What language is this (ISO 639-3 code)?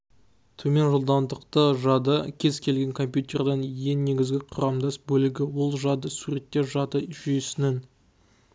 kaz